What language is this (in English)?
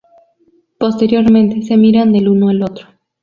Spanish